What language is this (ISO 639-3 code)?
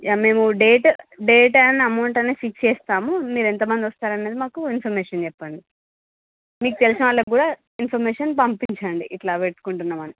tel